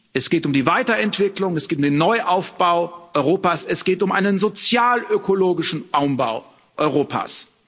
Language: German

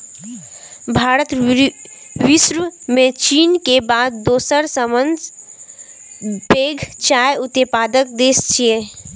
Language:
Maithili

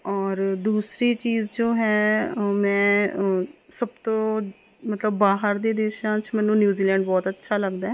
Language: Punjabi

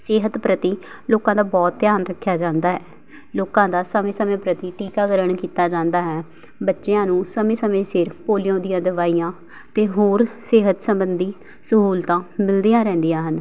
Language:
Punjabi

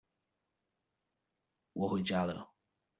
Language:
Chinese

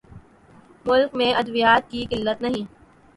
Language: Urdu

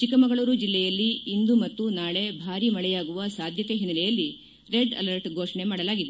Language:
Kannada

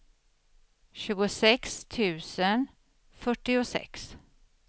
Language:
Swedish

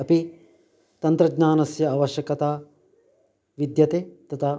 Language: Sanskrit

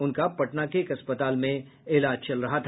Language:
Hindi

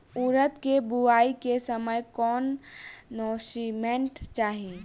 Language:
Bhojpuri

